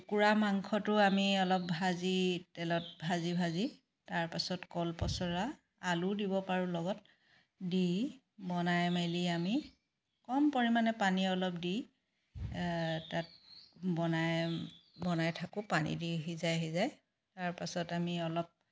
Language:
Assamese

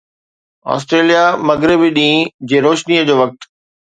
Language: Sindhi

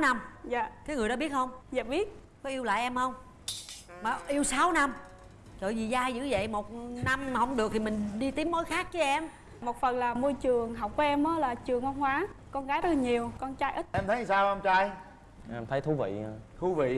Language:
Vietnamese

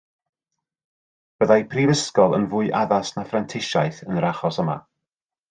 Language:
Welsh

